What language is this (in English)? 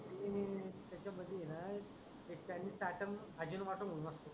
Marathi